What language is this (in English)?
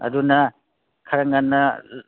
Manipuri